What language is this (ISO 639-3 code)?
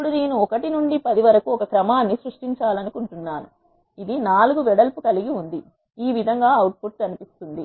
tel